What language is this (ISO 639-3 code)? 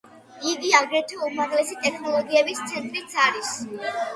kat